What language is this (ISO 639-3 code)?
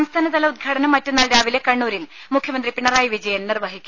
mal